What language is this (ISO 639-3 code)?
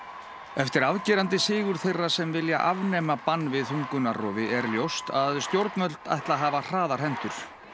isl